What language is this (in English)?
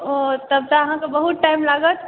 Maithili